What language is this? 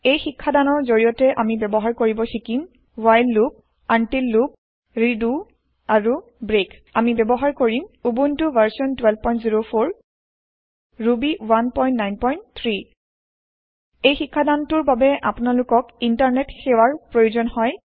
Assamese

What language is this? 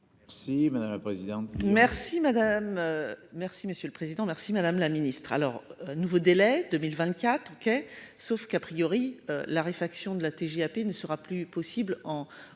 French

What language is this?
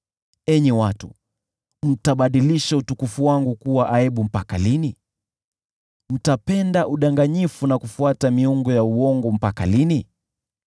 Swahili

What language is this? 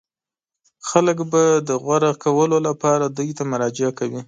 Pashto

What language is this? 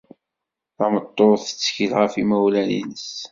Kabyle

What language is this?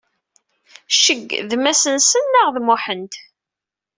Kabyle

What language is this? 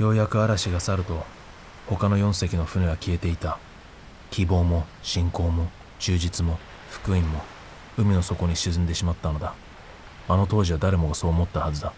Japanese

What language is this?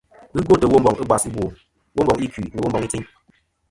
Kom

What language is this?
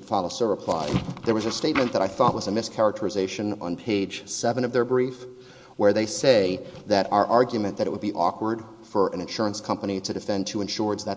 English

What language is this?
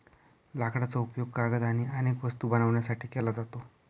Marathi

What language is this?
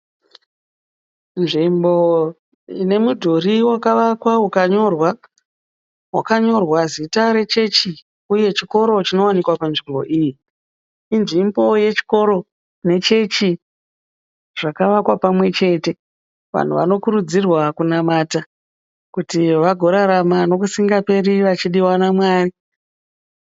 Shona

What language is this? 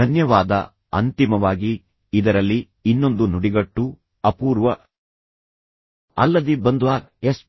Kannada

